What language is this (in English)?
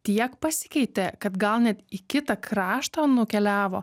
Lithuanian